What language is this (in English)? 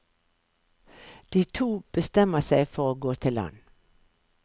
Norwegian